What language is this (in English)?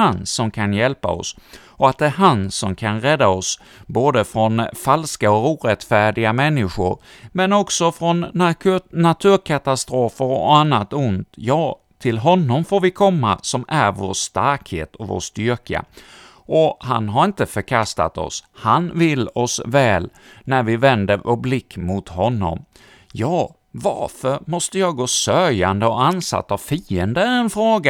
Swedish